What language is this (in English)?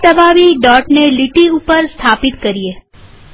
Gujarati